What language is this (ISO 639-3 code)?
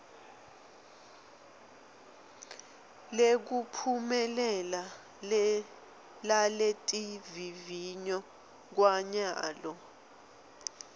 ssw